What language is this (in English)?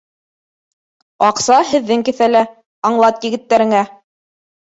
Bashkir